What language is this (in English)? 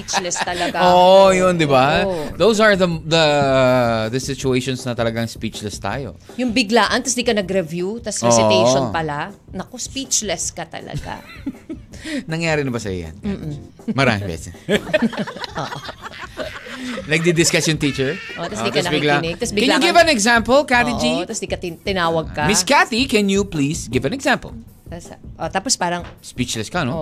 Filipino